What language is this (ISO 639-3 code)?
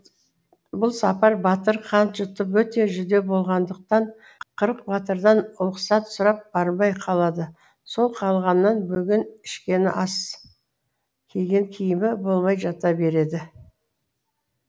kaz